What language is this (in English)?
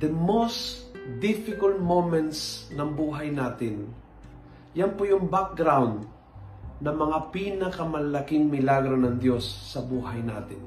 Filipino